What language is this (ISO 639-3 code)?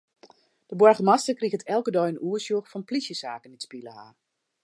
fry